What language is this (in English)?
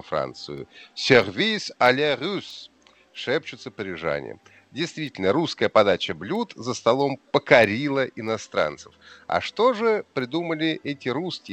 Russian